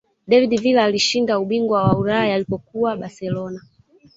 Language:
Swahili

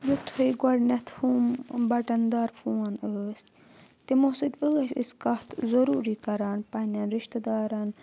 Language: Kashmiri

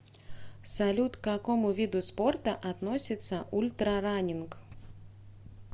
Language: Russian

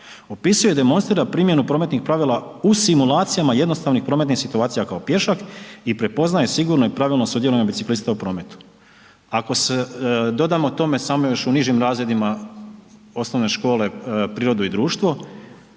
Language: Croatian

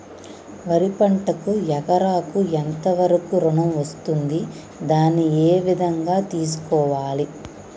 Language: Telugu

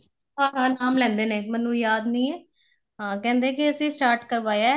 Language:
Punjabi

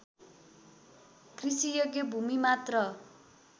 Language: Nepali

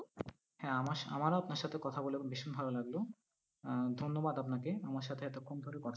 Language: Bangla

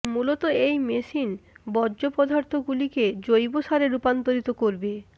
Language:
Bangla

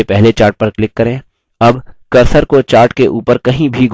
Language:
Hindi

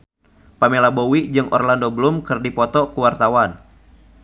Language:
Sundanese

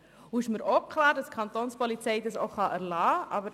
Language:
Swiss German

